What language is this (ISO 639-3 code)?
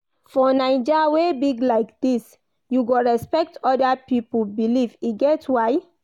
pcm